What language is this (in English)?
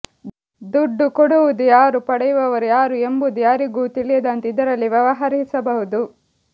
Kannada